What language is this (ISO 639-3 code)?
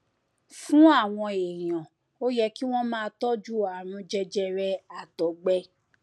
yor